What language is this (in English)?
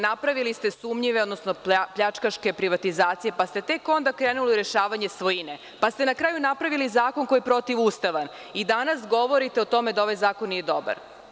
Serbian